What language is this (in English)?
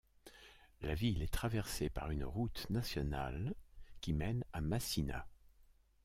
French